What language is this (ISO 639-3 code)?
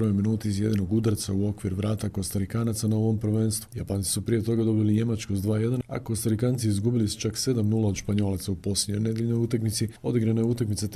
hrv